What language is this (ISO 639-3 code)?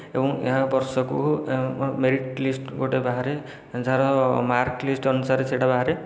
ori